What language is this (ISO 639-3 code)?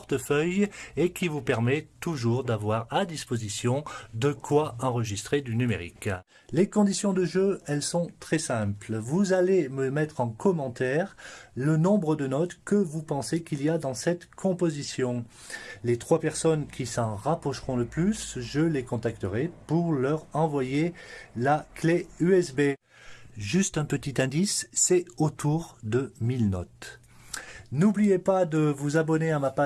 fra